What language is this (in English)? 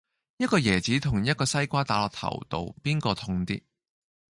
Cantonese